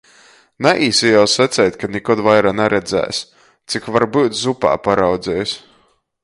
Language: Latgalian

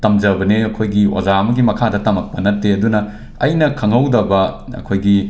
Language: Manipuri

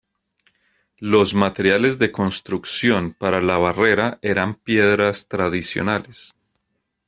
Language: Spanish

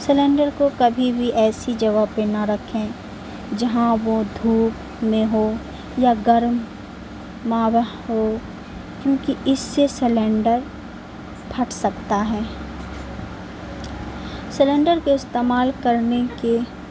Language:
Urdu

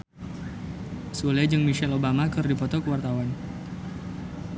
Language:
Sundanese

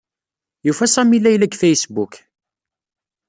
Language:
Kabyle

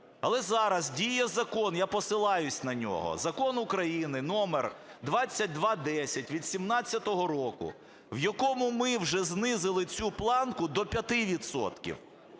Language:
Ukrainian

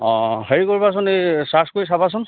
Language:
Assamese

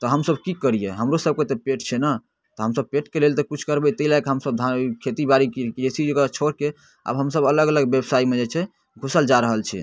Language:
Maithili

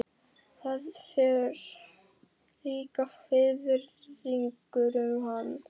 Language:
Icelandic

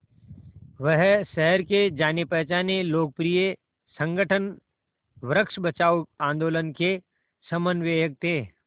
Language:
Hindi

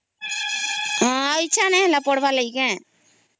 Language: Odia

